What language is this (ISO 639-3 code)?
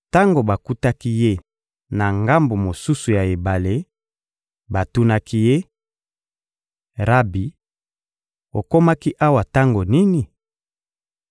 lin